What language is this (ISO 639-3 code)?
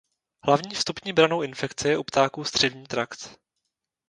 ces